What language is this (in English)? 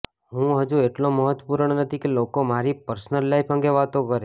Gujarati